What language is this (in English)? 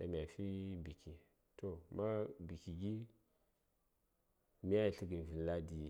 Saya